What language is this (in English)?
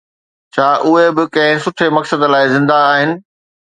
Sindhi